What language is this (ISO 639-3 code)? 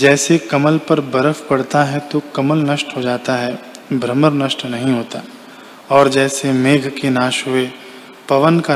hin